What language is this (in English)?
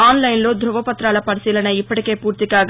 Telugu